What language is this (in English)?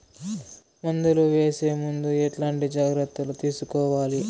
Telugu